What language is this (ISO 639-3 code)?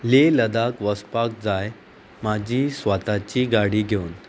kok